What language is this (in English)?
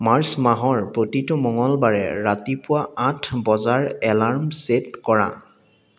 Assamese